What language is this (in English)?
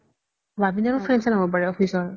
Assamese